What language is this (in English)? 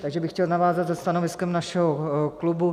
Czech